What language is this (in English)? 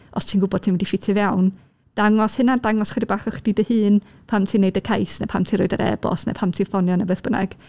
Welsh